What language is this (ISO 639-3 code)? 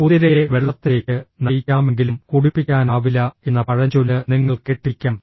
mal